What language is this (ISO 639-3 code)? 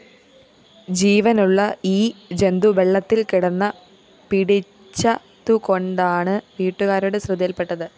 mal